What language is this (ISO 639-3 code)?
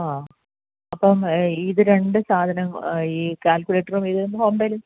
mal